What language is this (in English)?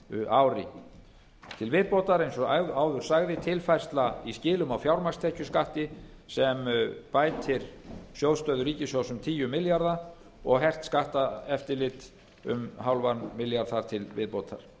Icelandic